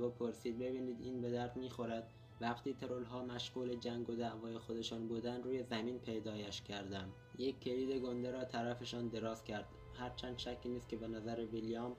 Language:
Persian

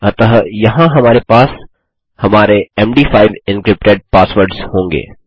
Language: Hindi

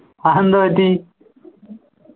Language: Malayalam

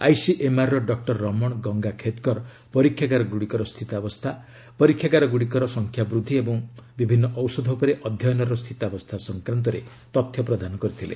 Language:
Odia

